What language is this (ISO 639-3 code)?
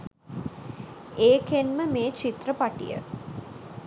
sin